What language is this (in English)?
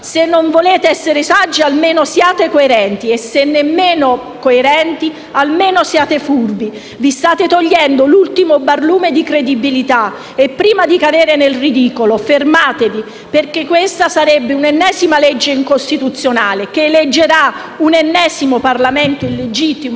Italian